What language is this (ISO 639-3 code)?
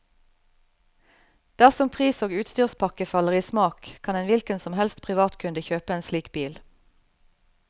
nor